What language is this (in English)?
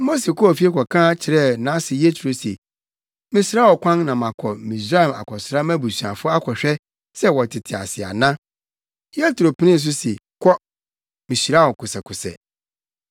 Akan